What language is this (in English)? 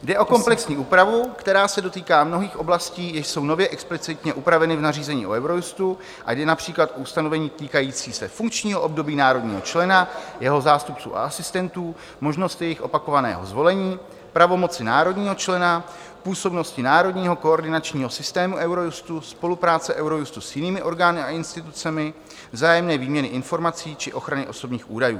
Czech